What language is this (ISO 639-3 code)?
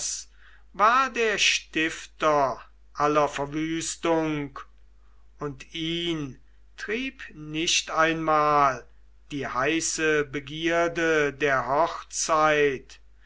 deu